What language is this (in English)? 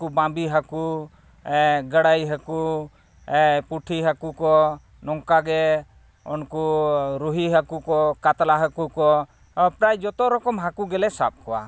Santali